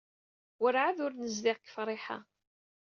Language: Kabyle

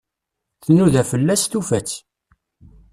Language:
Kabyle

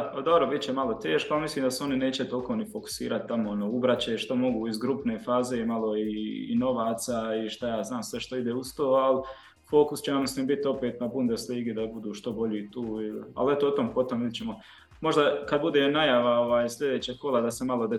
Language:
Croatian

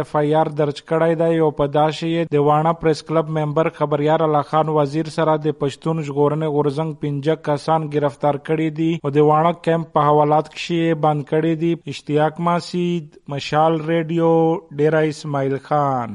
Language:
Urdu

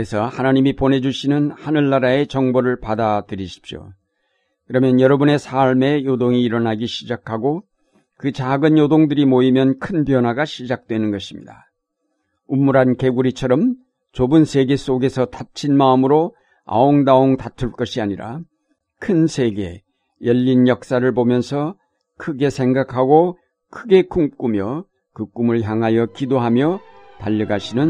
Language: Korean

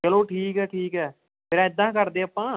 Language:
Punjabi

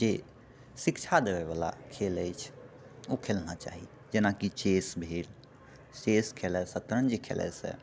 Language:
Maithili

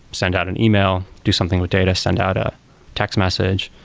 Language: English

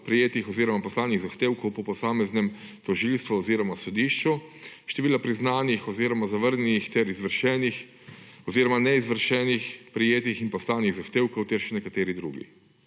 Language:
Slovenian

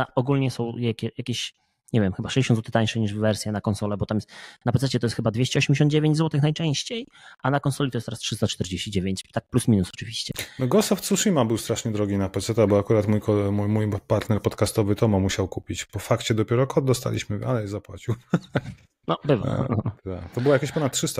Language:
Polish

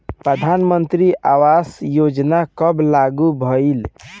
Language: Bhojpuri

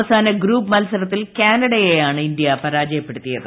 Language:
Malayalam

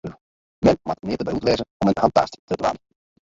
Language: Western Frisian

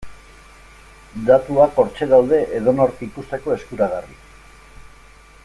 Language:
Basque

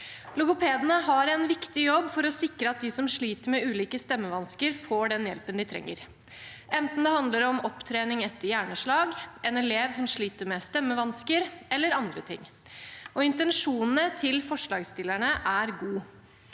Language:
Norwegian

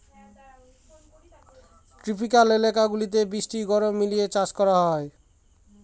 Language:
Bangla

